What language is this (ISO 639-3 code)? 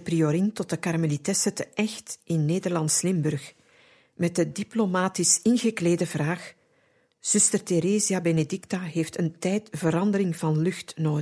nld